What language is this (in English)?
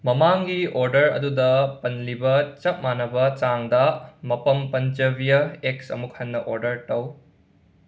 Manipuri